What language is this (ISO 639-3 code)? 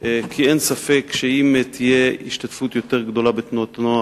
heb